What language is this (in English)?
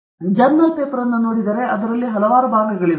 Kannada